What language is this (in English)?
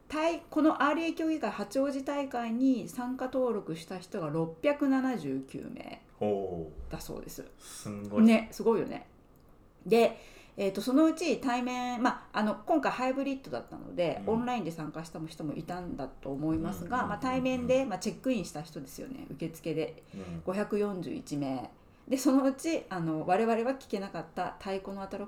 Japanese